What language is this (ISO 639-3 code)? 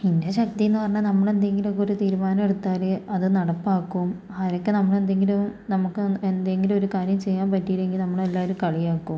mal